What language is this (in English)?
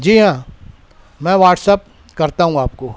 Urdu